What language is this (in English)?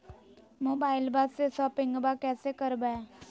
Magahi